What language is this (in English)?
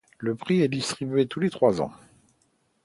French